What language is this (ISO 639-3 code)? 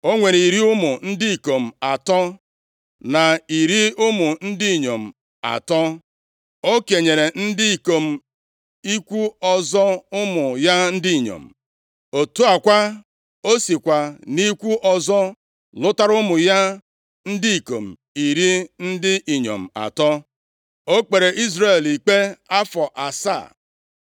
ibo